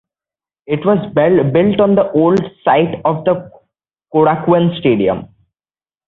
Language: English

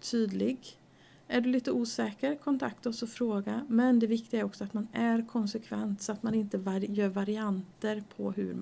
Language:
Swedish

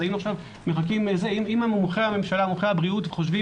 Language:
Hebrew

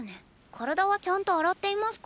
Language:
Japanese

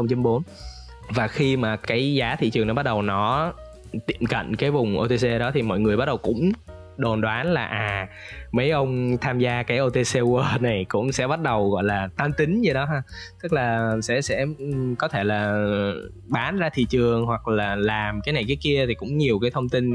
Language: Vietnamese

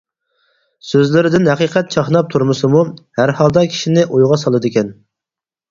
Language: Uyghur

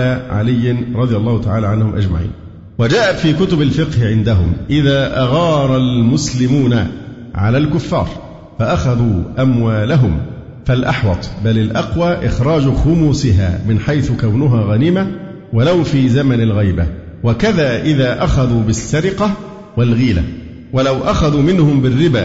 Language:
Arabic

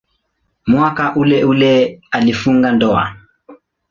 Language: Swahili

